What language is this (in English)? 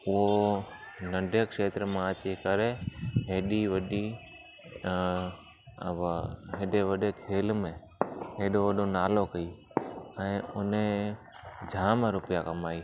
Sindhi